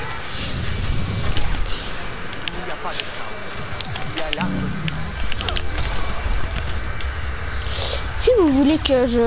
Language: French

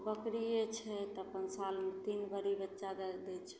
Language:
Maithili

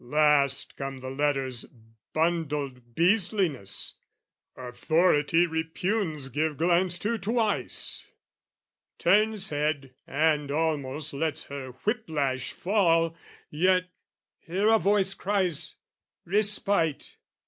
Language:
English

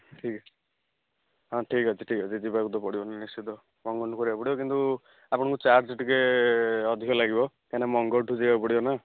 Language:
Odia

